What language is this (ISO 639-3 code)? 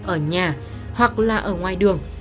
vie